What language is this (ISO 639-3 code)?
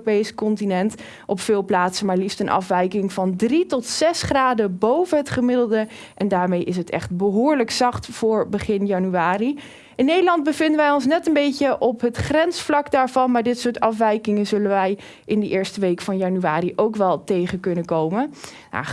nld